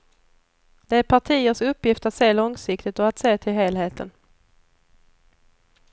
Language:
Swedish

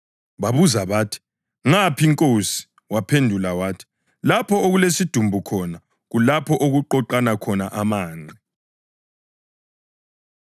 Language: North Ndebele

